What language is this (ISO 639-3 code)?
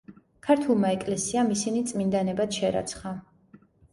kat